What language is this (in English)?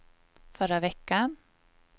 Swedish